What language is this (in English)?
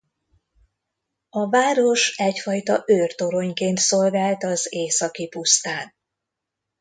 Hungarian